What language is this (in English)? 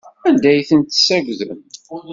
Kabyle